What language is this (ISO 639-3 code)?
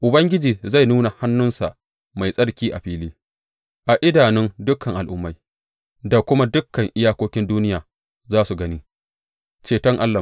hau